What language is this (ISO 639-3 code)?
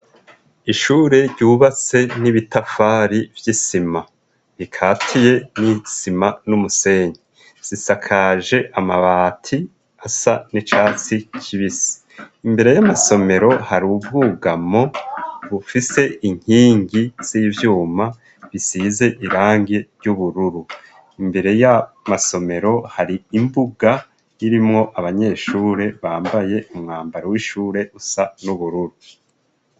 run